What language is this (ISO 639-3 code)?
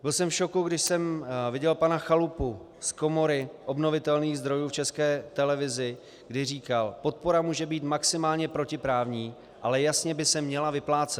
ces